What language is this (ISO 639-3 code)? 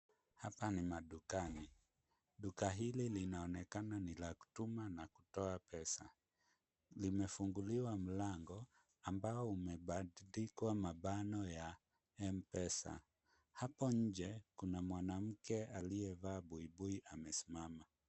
swa